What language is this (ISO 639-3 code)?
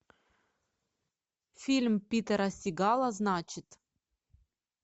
rus